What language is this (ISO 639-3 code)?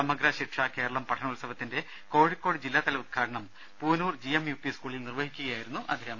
mal